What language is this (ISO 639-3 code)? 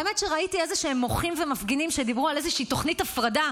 heb